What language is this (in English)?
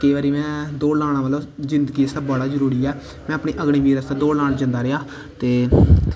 Dogri